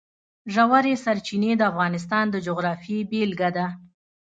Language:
Pashto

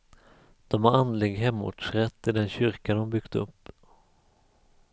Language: Swedish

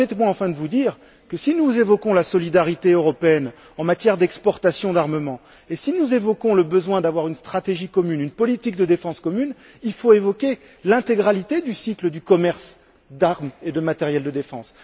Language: French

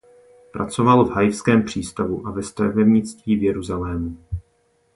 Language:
Czech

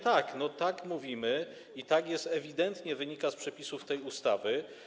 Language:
Polish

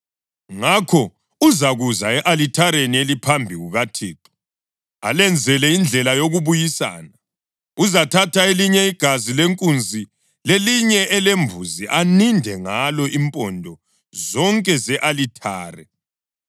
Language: North Ndebele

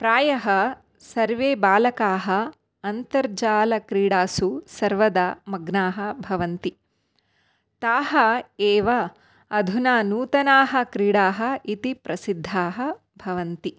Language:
Sanskrit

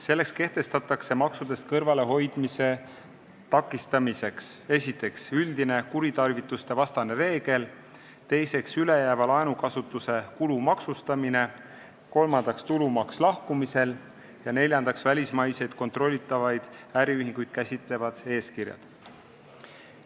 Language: Estonian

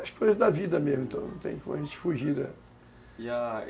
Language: Portuguese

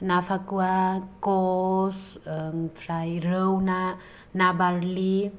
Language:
Bodo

